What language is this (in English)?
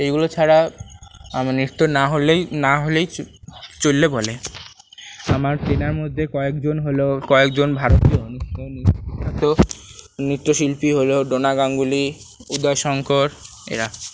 Bangla